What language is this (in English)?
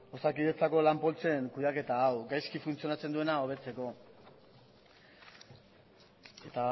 Basque